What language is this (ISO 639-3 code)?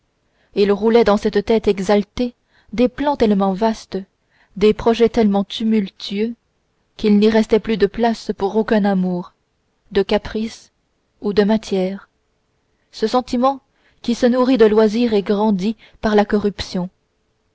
fra